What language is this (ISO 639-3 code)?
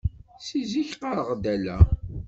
kab